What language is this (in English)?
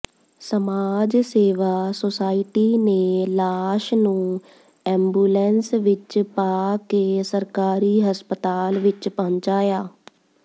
Punjabi